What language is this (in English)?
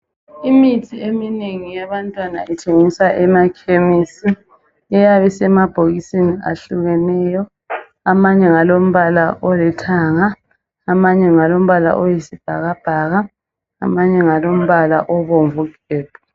North Ndebele